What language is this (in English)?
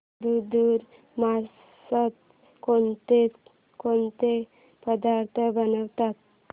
Marathi